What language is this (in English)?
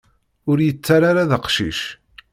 Kabyle